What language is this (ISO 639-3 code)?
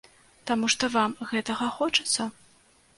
bel